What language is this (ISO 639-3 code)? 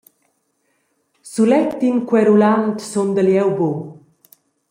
roh